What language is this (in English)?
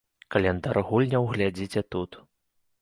Belarusian